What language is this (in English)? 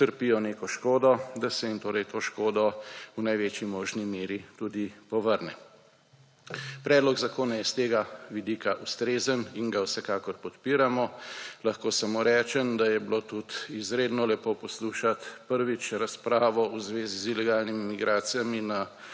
Slovenian